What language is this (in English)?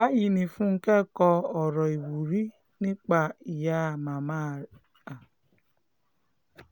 Yoruba